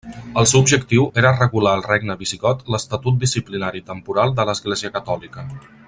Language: Catalan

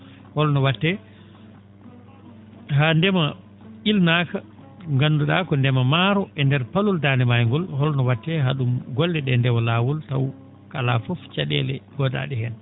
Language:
Fula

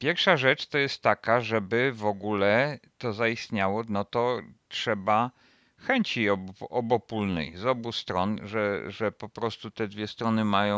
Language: Polish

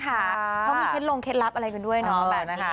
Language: Thai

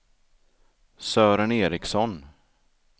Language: Swedish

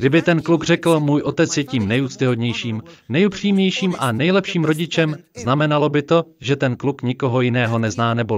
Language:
Czech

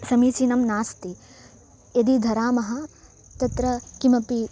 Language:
Sanskrit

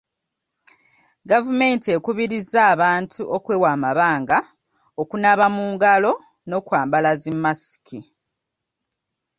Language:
Ganda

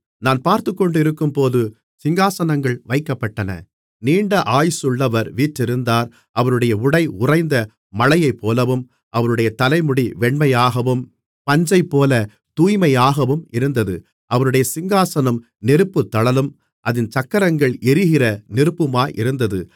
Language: Tamil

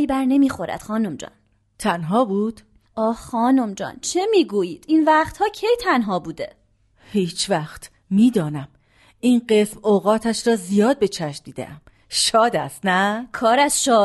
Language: Persian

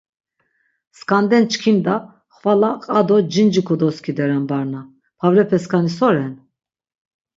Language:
Laz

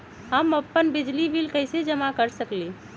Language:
Magahi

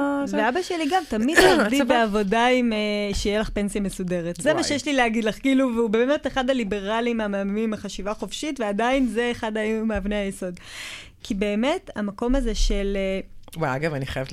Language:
Hebrew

